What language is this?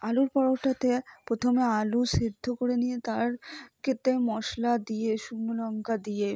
Bangla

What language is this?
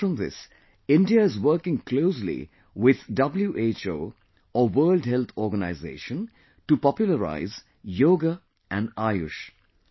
English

